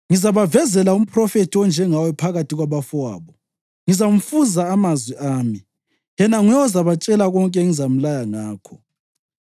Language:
North Ndebele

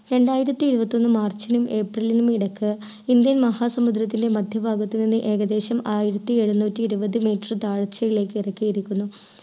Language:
Malayalam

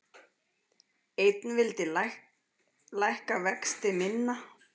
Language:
Icelandic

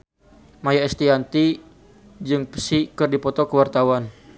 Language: Sundanese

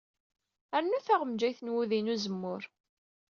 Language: Kabyle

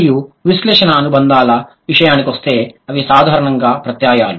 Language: Telugu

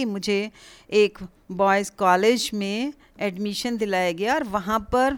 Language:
Hindi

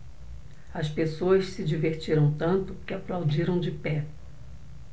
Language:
Portuguese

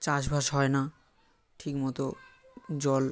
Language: Bangla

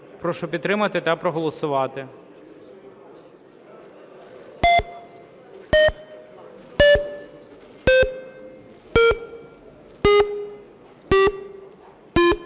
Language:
Ukrainian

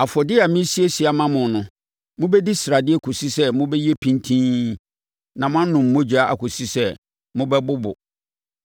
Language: Akan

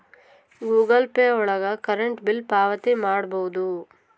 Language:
Kannada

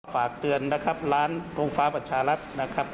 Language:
Thai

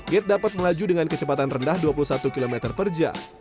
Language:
Indonesian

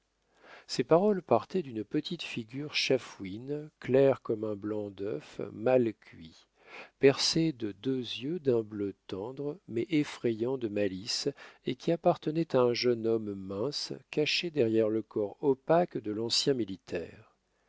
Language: French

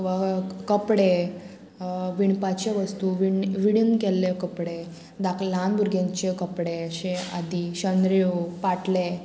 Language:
Konkani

